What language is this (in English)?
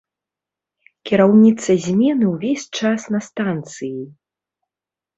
Belarusian